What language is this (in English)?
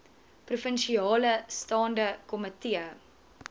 Afrikaans